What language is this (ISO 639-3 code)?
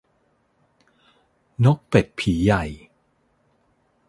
tha